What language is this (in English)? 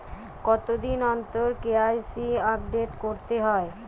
Bangla